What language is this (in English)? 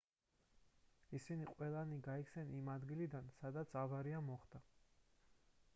Georgian